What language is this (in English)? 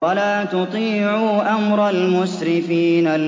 Arabic